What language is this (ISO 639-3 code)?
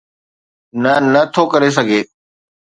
snd